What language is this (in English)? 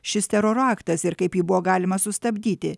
Lithuanian